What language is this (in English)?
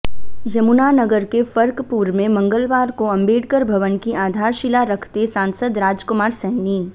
Hindi